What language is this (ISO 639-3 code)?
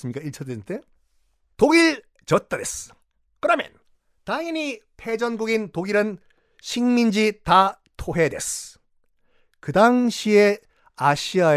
kor